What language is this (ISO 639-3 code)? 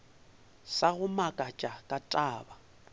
nso